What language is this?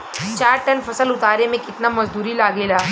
Bhojpuri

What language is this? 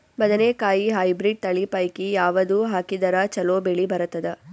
Kannada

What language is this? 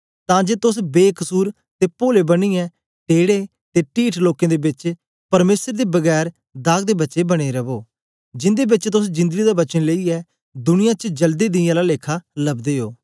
Dogri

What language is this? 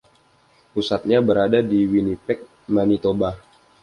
Indonesian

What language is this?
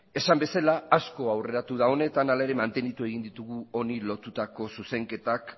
Basque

